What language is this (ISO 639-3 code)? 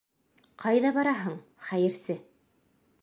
bak